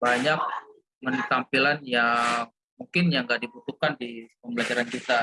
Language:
Indonesian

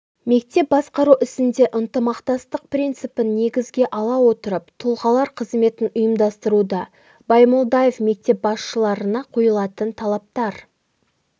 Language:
Kazakh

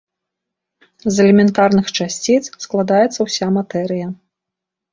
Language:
Belarusian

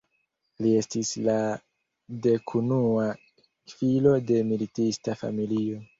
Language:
Esperanto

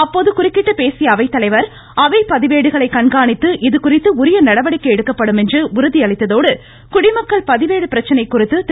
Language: Tamil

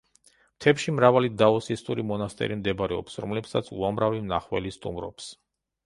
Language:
Georgian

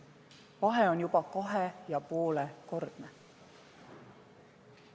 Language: Estonian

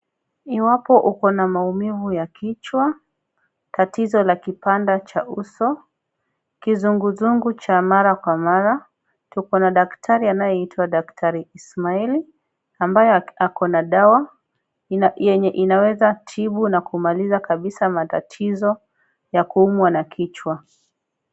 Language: Swahili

